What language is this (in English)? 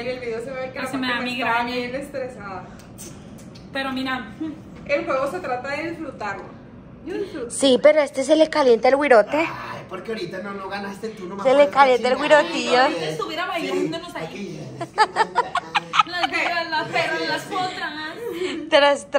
Spanish